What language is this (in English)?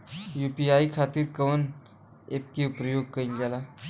Bhojpuri